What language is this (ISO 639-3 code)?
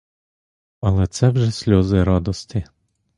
ukr